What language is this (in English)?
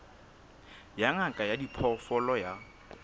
Southern Sotho